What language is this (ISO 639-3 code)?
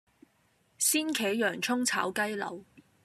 yue